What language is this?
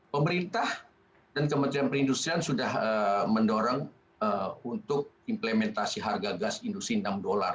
Indonesian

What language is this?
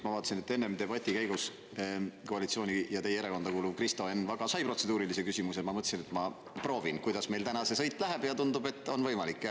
Estonian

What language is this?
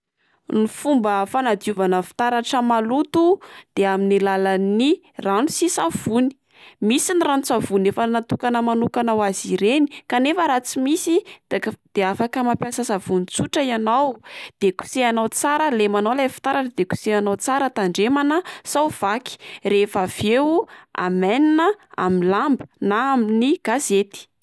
Malagasy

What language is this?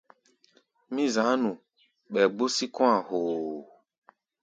Gbaya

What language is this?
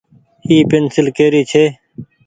Goaria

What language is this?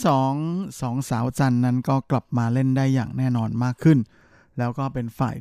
Thai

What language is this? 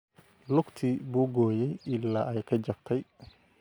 Somali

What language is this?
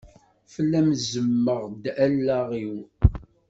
Kabyle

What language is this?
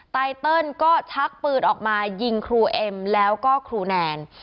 Thai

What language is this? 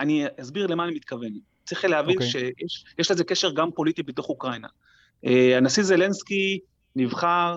Hebrew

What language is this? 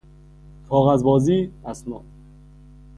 Persian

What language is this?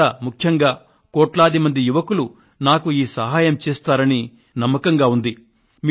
Telugu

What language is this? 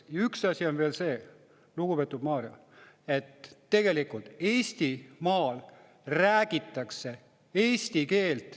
Estonian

